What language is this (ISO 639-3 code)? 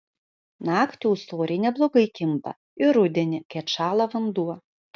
lit